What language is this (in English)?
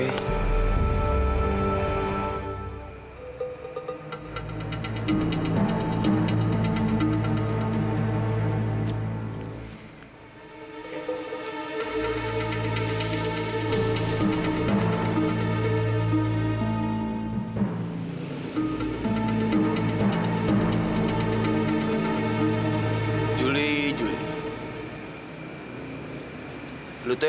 Indonesian